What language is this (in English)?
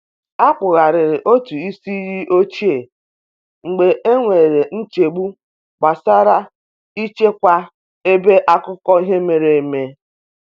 Igbo